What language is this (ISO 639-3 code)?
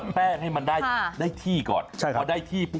tha